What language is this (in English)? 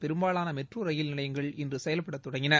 Tamil